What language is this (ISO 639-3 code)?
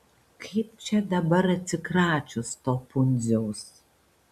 lit